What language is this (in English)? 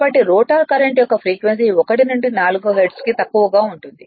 Telugu